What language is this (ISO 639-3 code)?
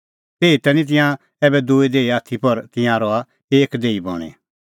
kfx